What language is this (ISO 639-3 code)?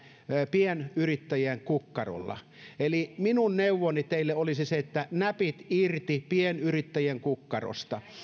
fin